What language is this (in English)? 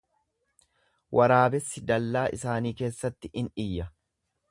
Oromo